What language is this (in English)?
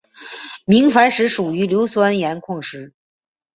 Chinese